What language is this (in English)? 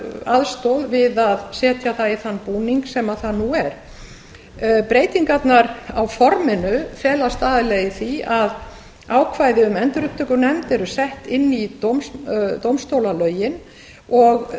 Icelandic